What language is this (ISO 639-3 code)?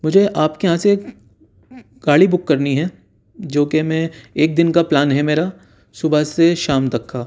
urd